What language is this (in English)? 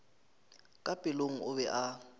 Northern Sotho